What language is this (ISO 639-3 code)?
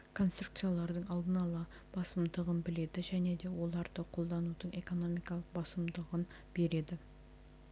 kaz